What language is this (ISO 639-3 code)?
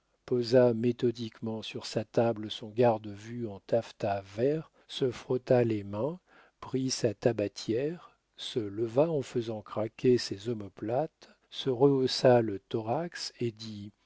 fra